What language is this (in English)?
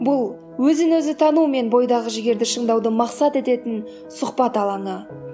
Kazakh